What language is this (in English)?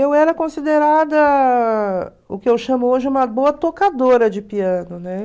Portuguese